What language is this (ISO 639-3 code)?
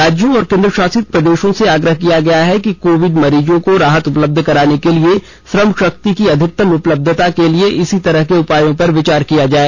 hin